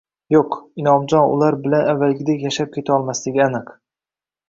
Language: Uzbek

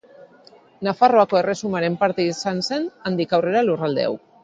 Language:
Basque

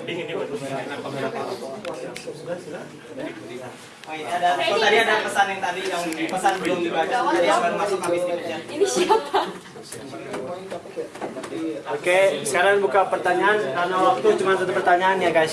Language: Indonesian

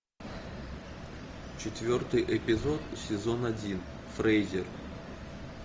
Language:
Russian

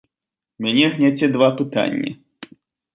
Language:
Belarusian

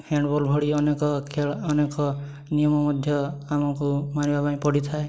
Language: Odia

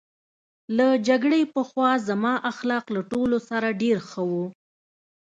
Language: Pashto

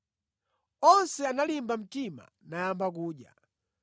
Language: Nyanja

